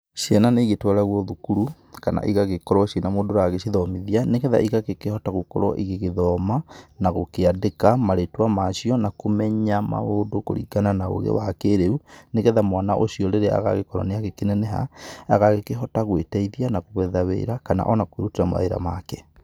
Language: Kikuyu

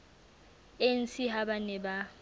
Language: Southern Sotho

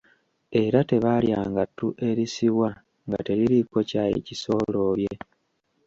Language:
Ganda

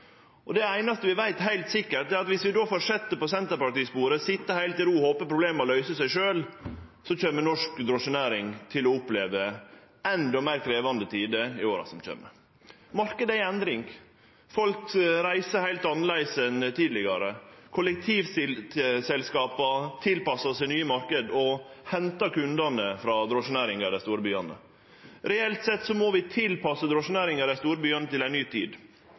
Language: Norwegian Nynorsk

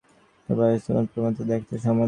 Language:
Bangla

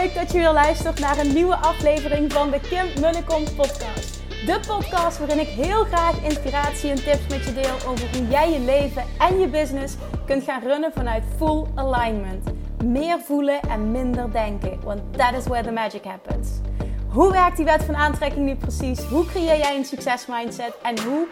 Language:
Dutch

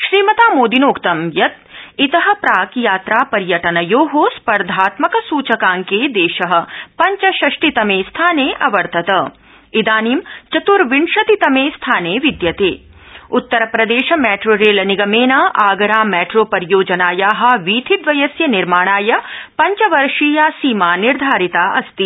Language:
Sanskrit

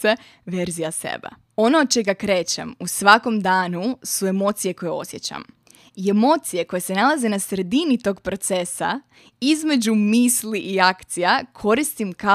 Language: Croatian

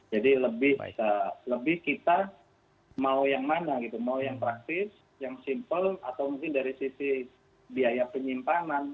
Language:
Indonesian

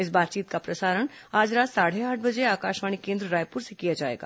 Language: Hindi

